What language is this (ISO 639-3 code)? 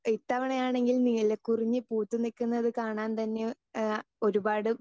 mal